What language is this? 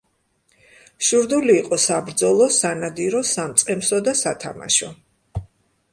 Georgian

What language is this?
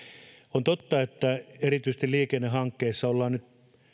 Finnish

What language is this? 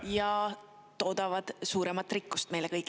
Estonian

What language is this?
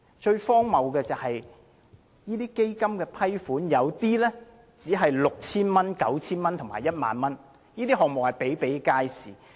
Cantonese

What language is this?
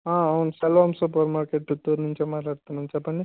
Telugu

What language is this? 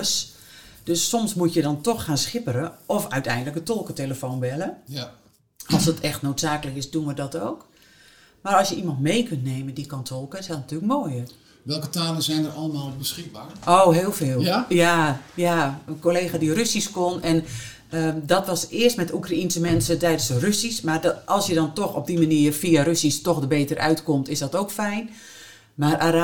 Dutch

